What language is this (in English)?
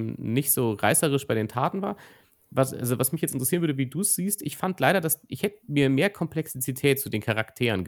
German